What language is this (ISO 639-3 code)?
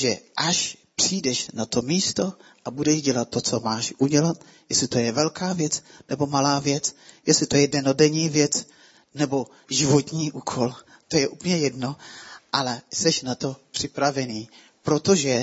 ces